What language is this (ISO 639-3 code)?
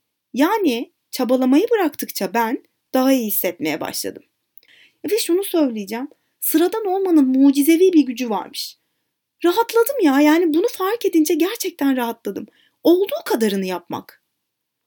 tur